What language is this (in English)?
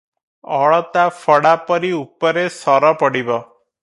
Odia